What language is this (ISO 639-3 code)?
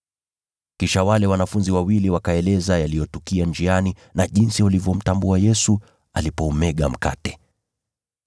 swa